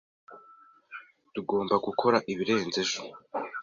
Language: Kinyarwanda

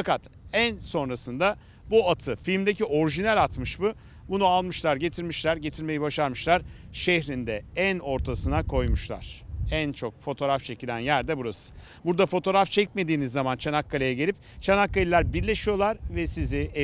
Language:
Turkish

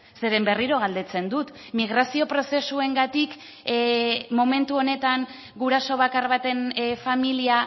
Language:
Basque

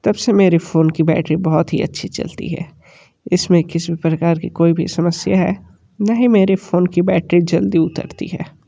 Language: Hindi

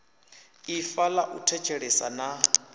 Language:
Venda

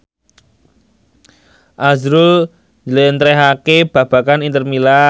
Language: Javanese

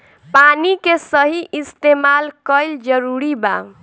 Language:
Bhojpuri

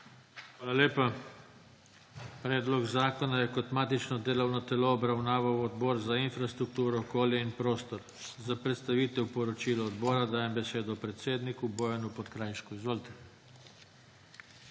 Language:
Slovenian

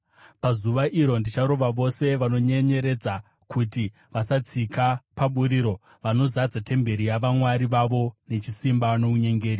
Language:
Shona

